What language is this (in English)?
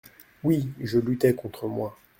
French